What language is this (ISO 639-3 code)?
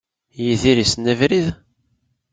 kab